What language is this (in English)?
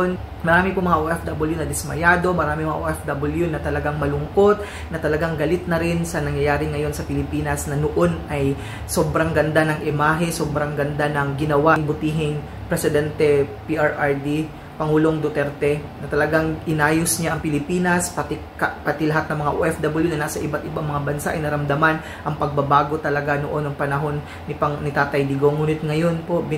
Filipino